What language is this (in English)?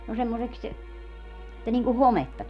Finnish